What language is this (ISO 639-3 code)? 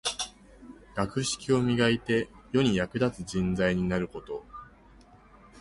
jpn